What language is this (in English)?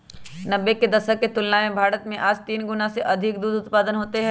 Magahi